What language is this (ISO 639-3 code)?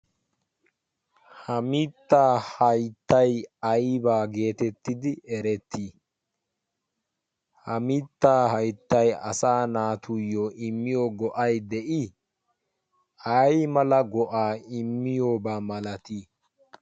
wal